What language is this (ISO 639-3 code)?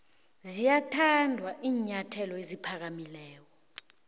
nbl